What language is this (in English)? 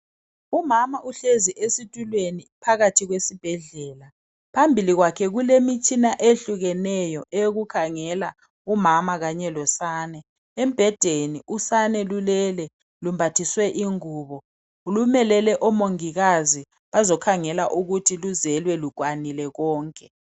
North Ndebele